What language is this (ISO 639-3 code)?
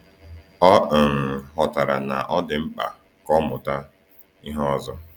ibo